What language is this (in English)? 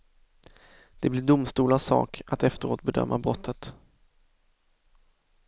Swedish